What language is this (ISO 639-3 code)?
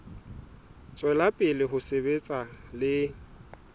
sot